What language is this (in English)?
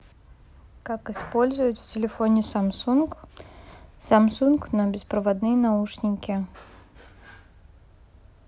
Russian